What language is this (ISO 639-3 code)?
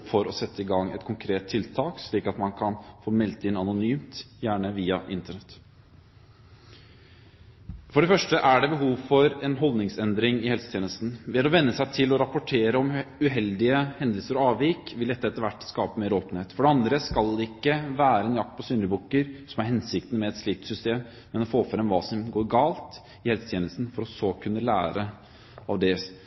nob